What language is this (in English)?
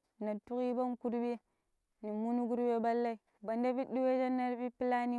Pero